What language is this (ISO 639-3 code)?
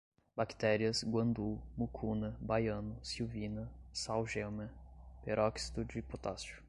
por